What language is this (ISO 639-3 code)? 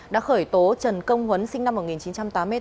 vie